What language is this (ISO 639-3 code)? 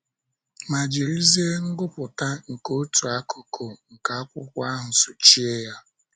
ibo